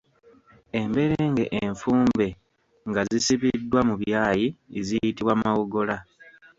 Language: Ganda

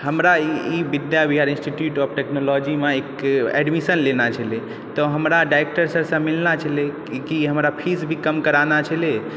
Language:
Maithili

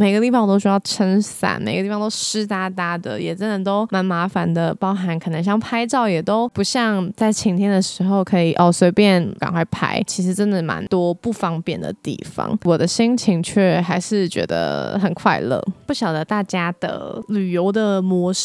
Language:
Chinese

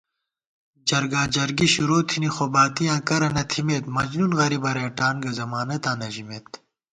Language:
Gawar-Bati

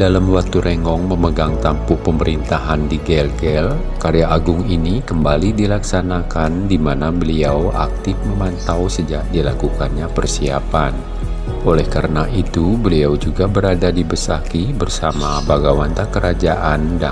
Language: Indonesian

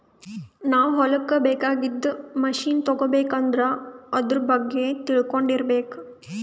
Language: Kannada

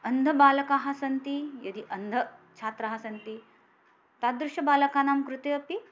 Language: Sanskrit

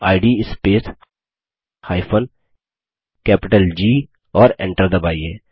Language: Hindi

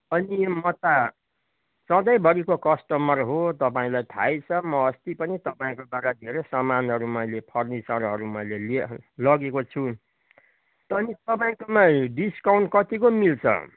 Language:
Nepali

